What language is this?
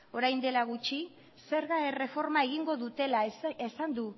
Basque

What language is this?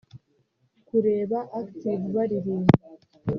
Kinyarwanda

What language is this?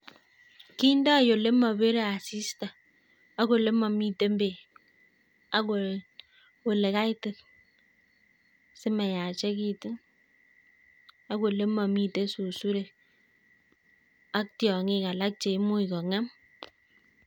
Kalenjin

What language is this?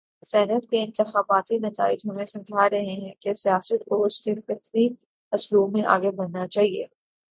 Urdu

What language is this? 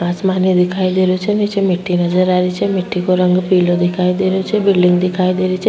Rajasthani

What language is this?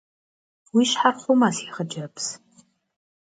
Kabardian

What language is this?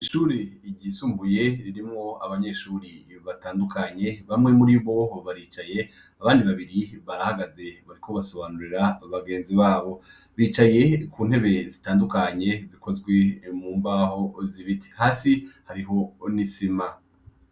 Rundi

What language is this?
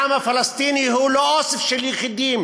Hebrew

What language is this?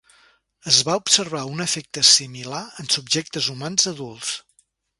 Catalan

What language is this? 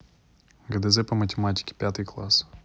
Russian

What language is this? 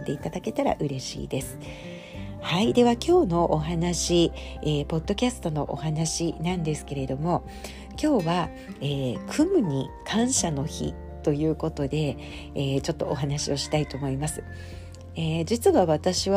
Japanese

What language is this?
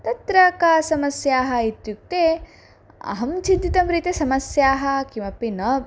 Sanskrit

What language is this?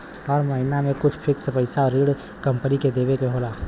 Bhojpuri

